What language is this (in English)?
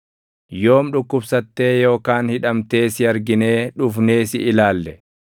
Oromo